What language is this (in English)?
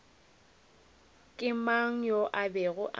Northern Sotho